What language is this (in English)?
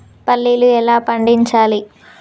Telugu